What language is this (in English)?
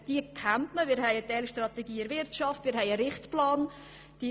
Swiss German